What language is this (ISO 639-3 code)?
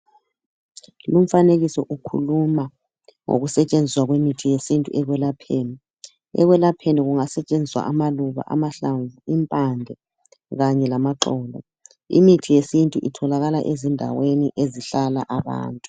nde